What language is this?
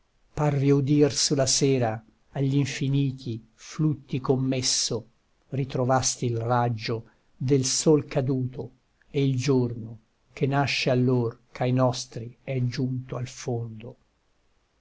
Italian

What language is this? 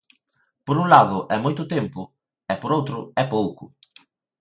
Galician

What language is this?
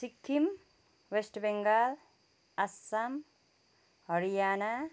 Nepali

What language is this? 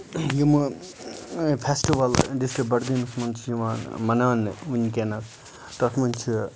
Kashmiri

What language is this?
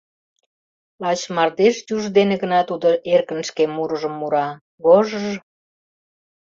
Mari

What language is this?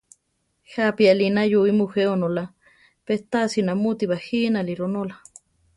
Central Tarahumara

